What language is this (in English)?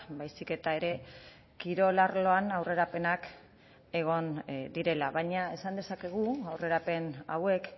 Basque